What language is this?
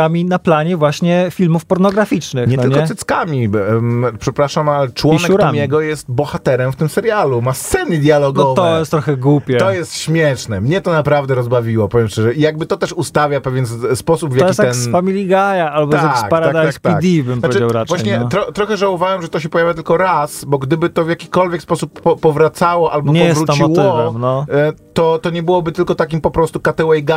Polish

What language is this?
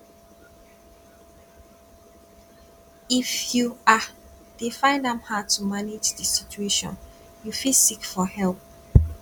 Nigerian Pidgin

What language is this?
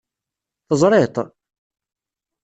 Kabyle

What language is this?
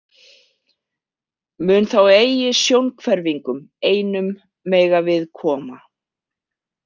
Icelandic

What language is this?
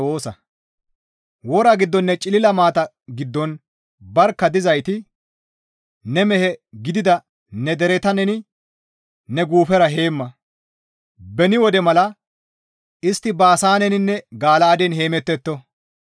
Gamo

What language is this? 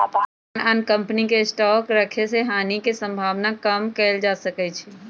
Magahi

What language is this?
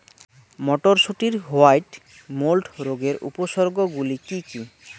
Bangla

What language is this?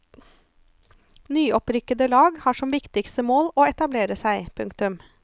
Norwegian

